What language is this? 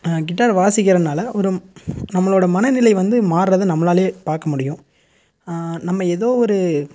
Tamil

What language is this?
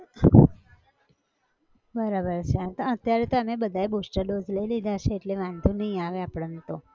Gujarati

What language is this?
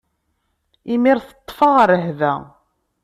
Kabyle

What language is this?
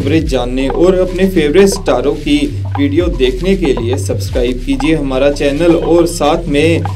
Hindi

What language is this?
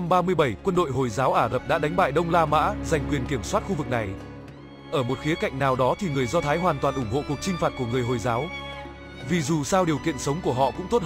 Vietnamese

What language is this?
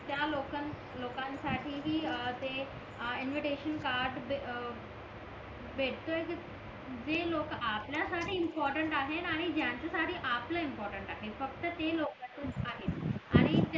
Marathi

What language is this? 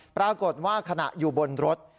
Thai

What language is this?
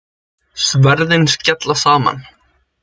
Icelandic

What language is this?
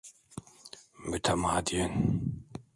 Turkish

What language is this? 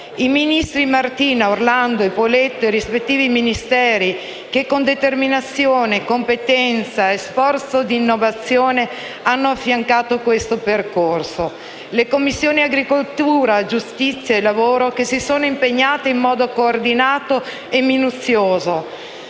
Italian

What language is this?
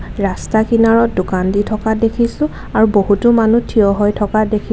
Assamese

